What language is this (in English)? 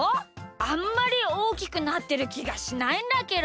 Japanese